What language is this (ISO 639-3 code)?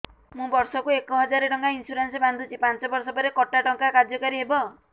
ori